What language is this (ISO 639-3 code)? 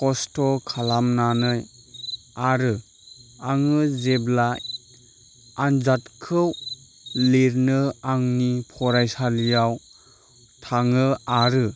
brx